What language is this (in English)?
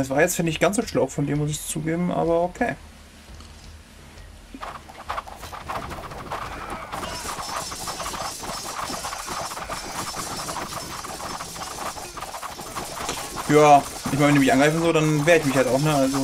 German